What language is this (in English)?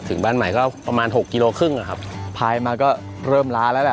Thai